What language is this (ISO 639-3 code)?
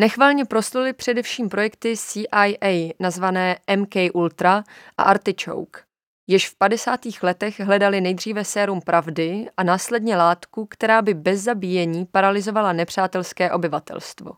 ces